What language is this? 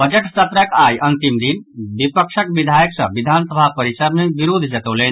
Maithili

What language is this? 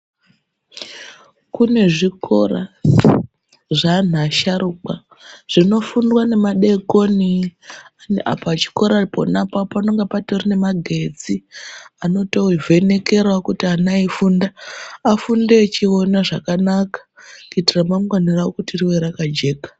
Ndau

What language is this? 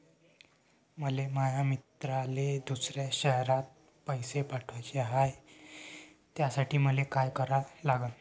Marathi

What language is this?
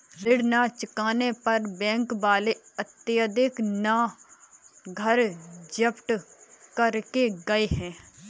Hindi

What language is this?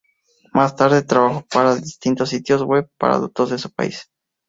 Spanish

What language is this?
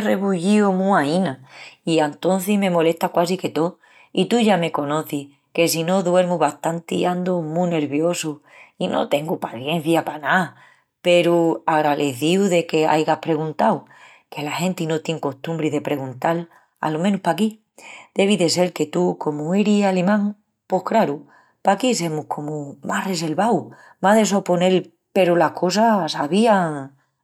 Extremaduran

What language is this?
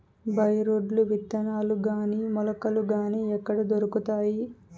Telugu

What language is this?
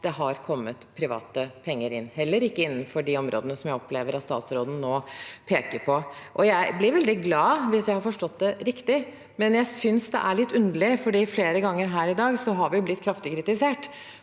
Norwegian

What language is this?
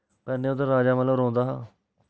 Dogri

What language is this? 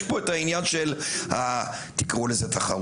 Hebrew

